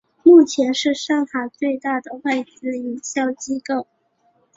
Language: Chinese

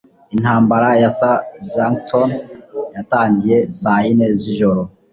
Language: Kinyarwanda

